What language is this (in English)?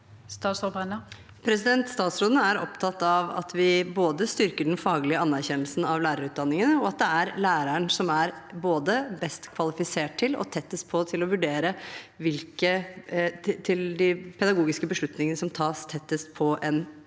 Norwegian